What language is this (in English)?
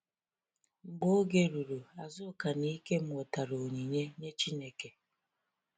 Igbo